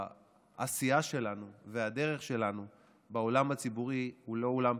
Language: Hebrew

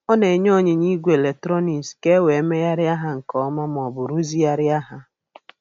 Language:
Igbo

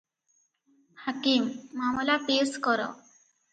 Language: Odia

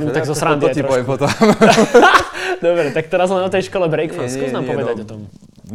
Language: Slovak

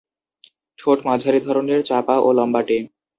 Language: Bangla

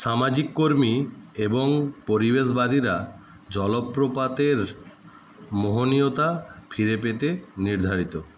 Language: Bangla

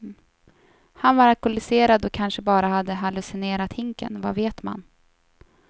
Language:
Swedish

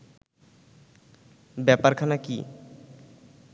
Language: Bangla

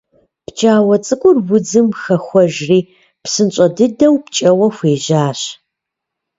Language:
Kabardian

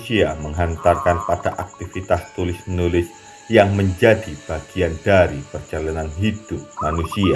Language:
Indonesian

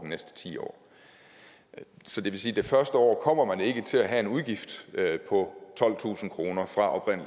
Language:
Danish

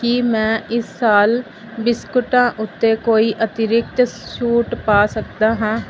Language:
Punjabi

